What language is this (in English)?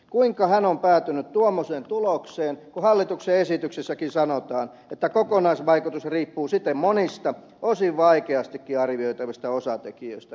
Finnish